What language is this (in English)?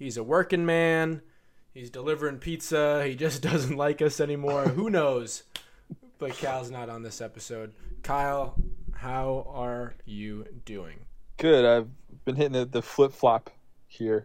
English